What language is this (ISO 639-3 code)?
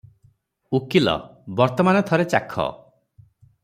ori